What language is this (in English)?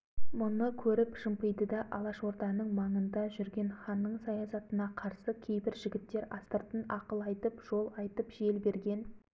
Kazakh